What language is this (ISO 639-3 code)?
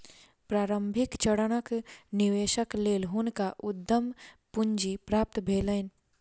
mai